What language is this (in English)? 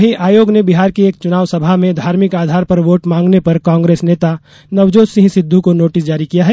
Hindi